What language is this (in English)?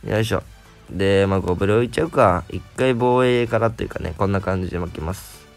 Japanese